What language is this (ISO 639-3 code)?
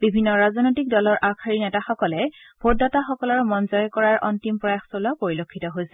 asm